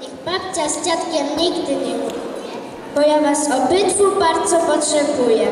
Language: Polish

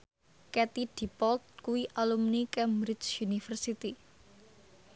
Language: Javanese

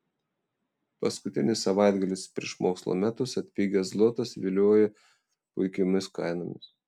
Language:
Lithuanian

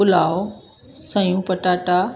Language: Sindhi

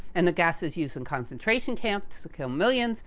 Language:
English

